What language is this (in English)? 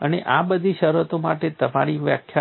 Gujarati